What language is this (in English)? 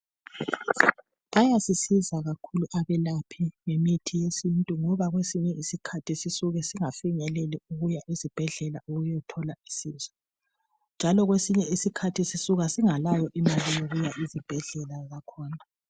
North Ndebele